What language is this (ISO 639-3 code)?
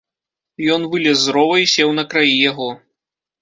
bel